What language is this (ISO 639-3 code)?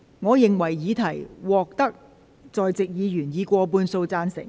yue